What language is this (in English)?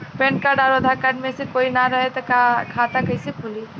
Bhojpuri